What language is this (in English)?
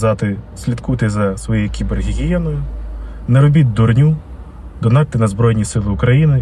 Ukrainian